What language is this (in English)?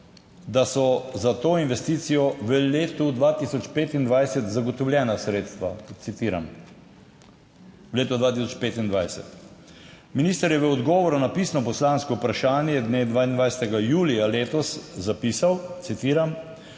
Slovenian